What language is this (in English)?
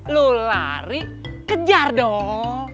Indonesian